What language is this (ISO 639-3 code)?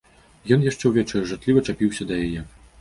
bel